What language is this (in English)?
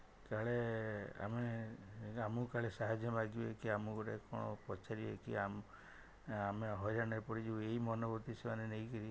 Odia